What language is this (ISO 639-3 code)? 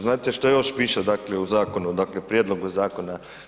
hrv